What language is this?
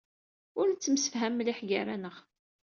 Kabyle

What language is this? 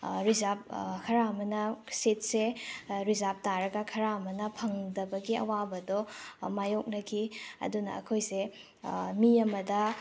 Manipuri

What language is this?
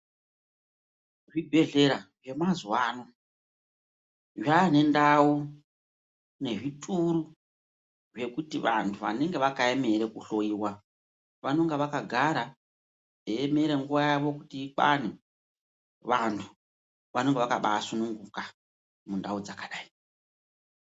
Ndau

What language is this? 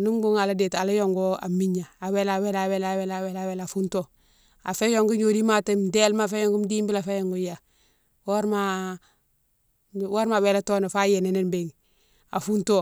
Mansoanka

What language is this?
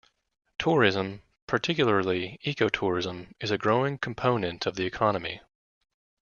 English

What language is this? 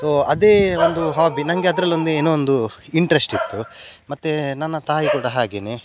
Kannada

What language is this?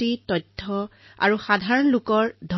Assamese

